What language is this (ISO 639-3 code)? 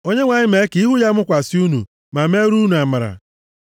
ibo